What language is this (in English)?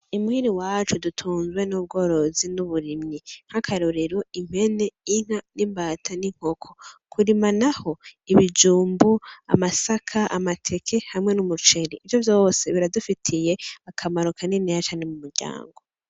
Rundi